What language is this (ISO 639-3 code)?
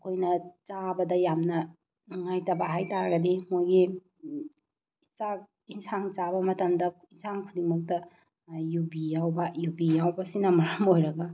mni